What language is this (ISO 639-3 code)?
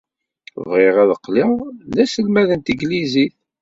kab